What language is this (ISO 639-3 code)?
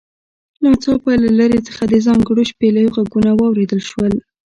pus